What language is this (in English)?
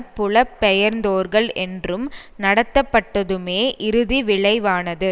Tamil